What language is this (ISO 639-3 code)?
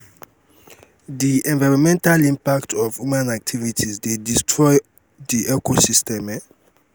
pcm